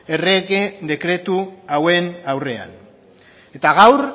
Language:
Basque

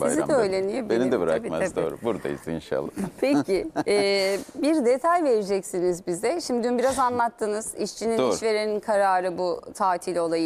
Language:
Turkish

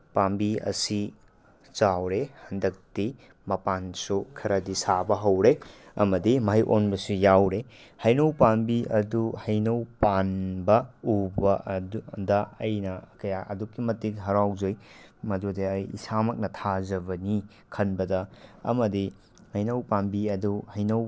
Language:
Manipuri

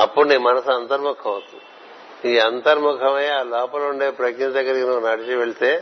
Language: Telugu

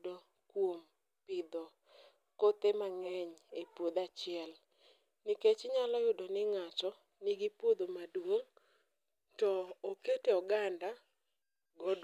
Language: Luo (Kenya and Tanzania)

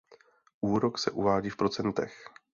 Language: Czech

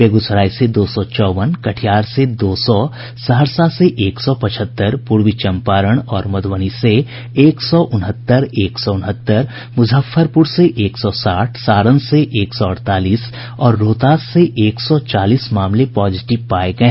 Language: Hindi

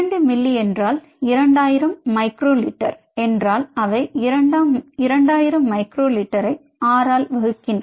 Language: Tamil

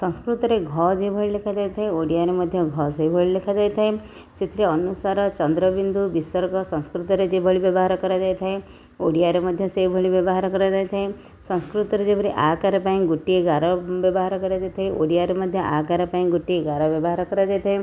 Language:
Odia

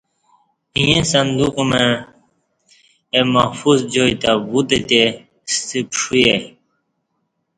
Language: Kati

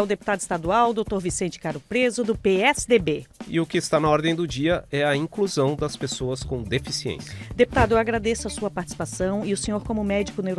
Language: Portuguese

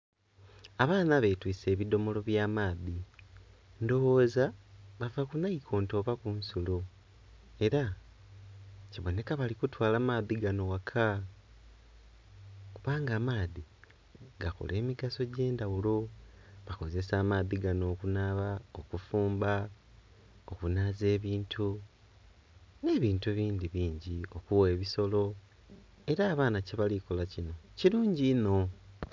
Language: Soga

